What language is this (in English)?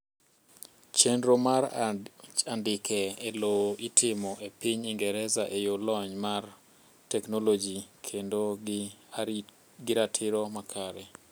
Luo (Kenya and Tanzania)